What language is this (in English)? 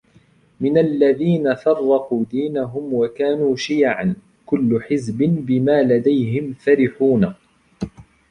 Arabic